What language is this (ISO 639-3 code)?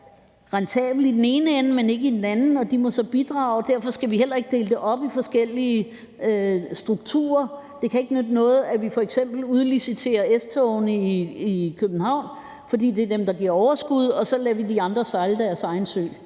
dan